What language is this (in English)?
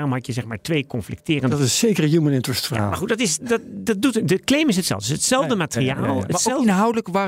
Dutch